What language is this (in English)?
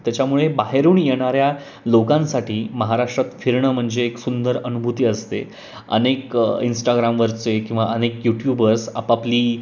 Marathi